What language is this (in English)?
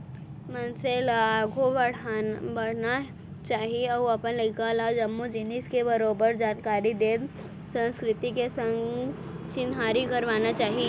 Chhattisgarhi